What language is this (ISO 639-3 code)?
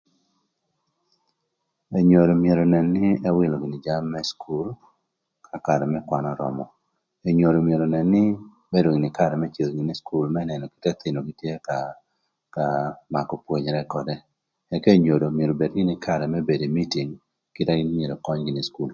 lth